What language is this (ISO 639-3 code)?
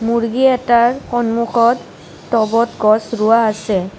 asm